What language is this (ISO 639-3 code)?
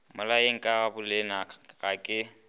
nso